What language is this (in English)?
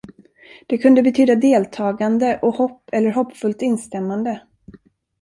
Swedish